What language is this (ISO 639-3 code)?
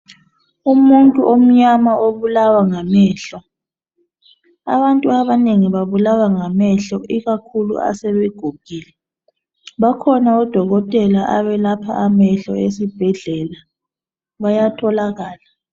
nde